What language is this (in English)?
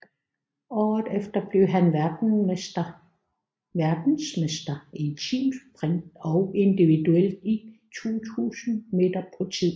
Danish